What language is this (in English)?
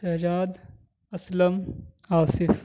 Urdu